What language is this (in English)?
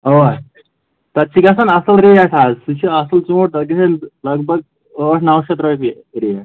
Kashmiri